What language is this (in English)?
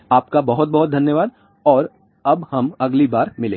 Hindi